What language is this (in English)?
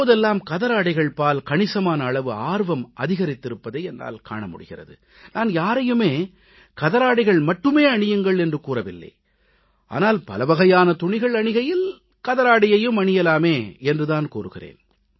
Tamil